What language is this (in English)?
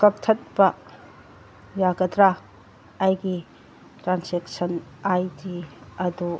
Manipuri